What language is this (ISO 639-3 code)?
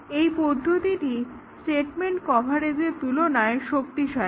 ben